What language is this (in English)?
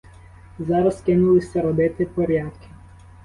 Ukrainian